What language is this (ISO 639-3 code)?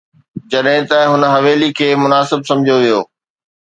snd